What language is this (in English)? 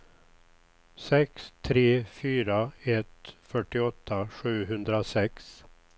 Swedish